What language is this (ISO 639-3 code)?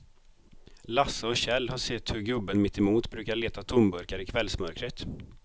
swe